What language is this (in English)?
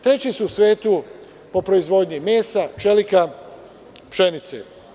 Serbian